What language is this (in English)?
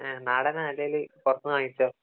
Malayalam